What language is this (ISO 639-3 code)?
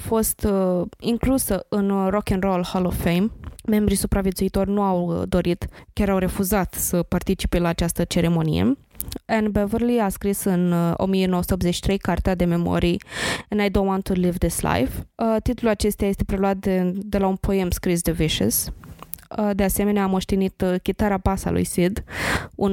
ron